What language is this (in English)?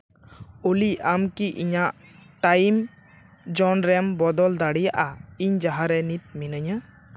Santali